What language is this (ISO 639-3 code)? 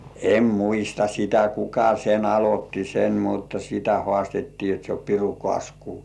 fin